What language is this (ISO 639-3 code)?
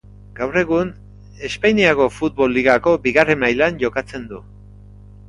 eus